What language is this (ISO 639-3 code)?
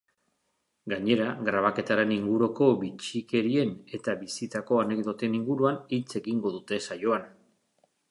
eus